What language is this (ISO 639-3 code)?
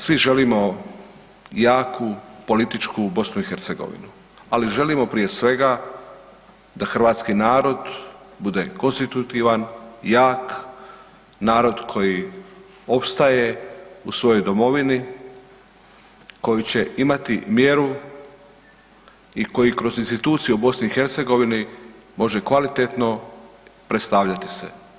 hrv